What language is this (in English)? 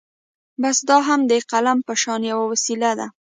Pashto